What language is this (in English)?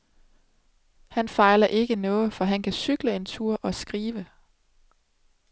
Danish